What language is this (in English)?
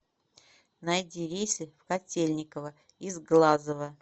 Russian